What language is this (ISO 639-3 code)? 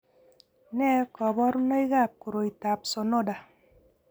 kln